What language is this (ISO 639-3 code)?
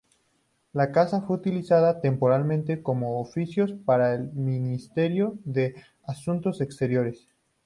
spa